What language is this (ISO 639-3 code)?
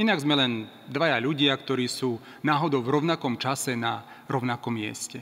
slk